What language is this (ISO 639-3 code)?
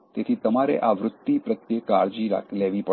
guj